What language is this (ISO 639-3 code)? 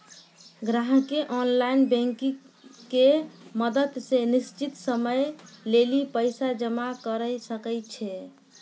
mai